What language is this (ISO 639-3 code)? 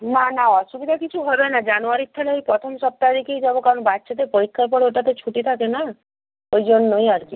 ben